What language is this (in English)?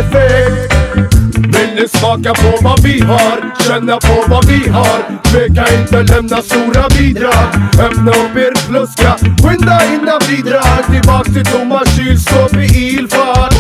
Swedish